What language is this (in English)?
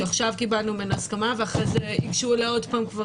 Hebrew